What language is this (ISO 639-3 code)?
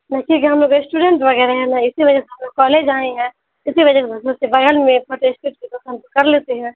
urd